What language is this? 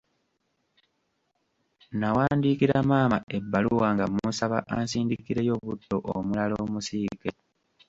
Ganda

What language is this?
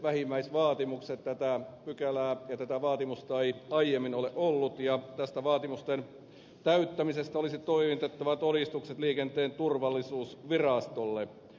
Finnish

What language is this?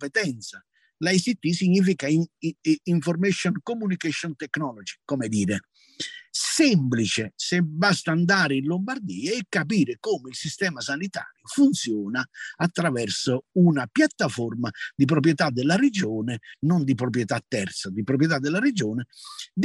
Italian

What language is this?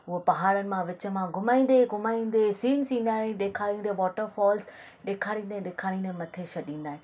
Sindhi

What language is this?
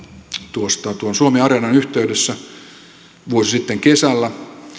Finnish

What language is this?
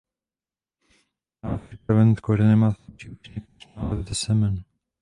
Czech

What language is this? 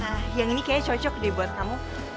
Indonesian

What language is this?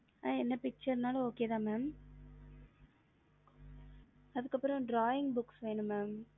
Tamil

